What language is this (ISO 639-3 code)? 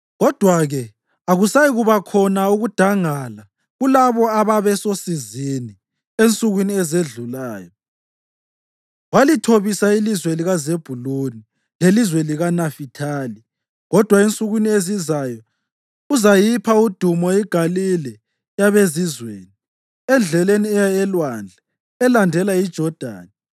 nde